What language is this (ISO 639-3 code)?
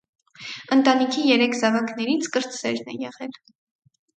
hye